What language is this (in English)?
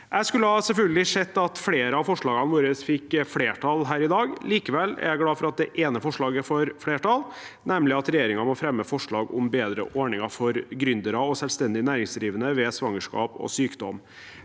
Norwegian